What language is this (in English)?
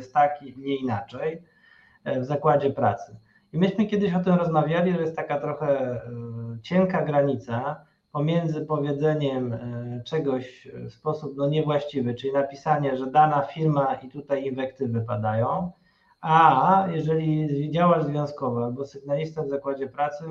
Polish